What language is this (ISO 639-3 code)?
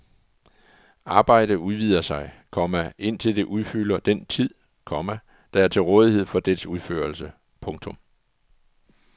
dan